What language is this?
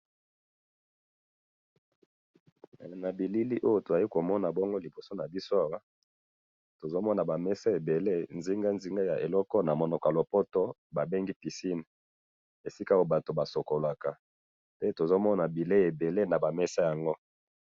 Lingala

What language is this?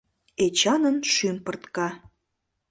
Mari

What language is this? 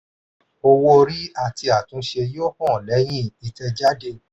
Yoruba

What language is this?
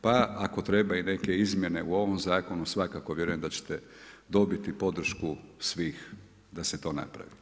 Croatian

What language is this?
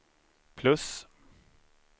Swedish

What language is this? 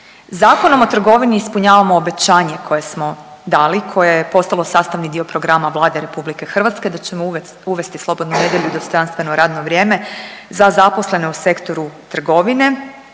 Croatian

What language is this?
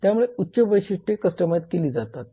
Marathi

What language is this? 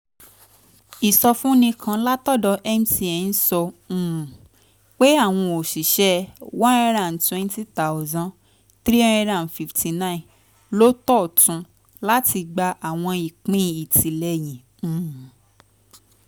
Yoruba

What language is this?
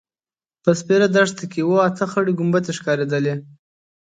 Pashto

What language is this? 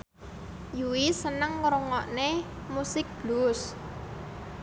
Javanese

